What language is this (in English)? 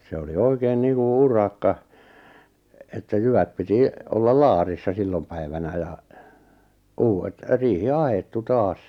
Finnish